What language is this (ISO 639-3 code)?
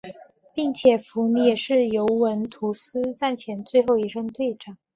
zho